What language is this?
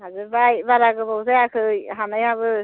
Bodo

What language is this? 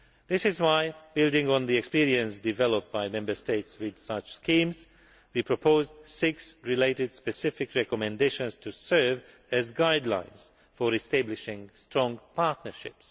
English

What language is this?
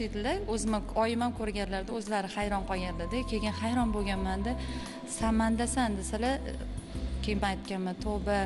Turkish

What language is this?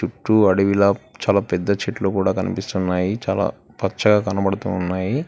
Telugu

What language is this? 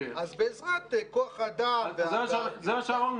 Hebrew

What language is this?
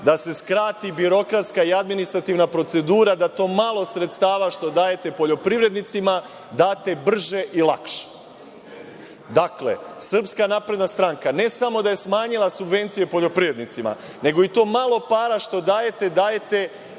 Serbian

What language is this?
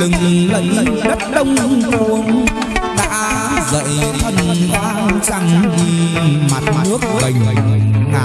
Vietnamese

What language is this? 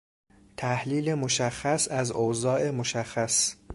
Persian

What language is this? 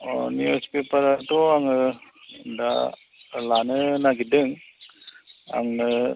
Bodo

